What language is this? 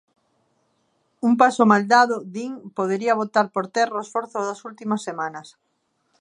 Galician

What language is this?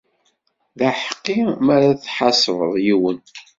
Kabyle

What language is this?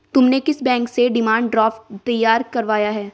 Hindi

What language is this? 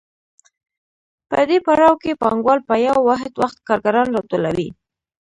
Pashto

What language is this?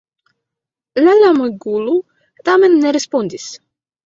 Esperanto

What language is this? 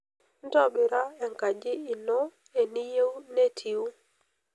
Masai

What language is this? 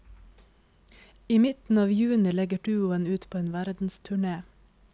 Norwegian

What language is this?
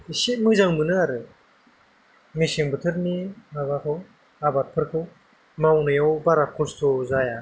Bodo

